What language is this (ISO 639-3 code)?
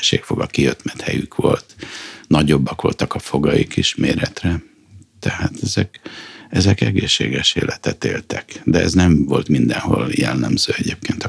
hun